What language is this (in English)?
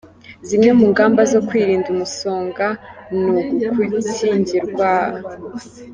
Kinyarwanda